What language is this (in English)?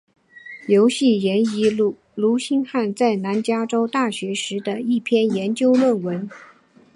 Chinese